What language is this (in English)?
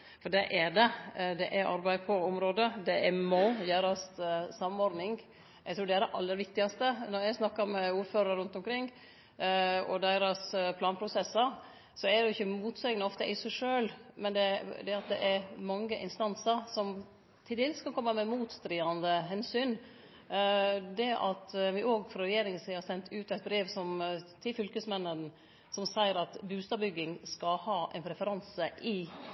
Norwegian Nynorsk